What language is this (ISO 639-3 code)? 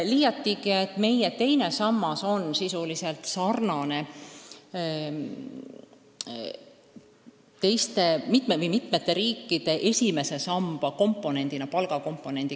est